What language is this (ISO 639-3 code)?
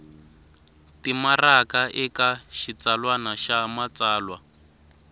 tso